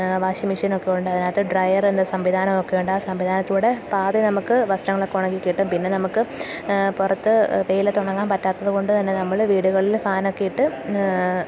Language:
Malayalam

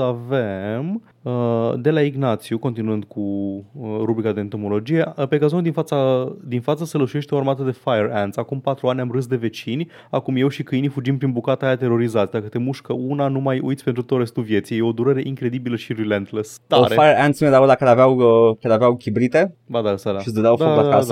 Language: Romanian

